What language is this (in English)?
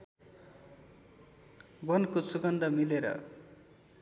Nepali